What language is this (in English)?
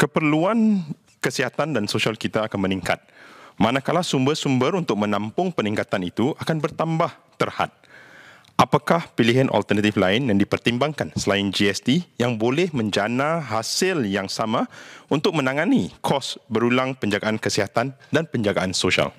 Malay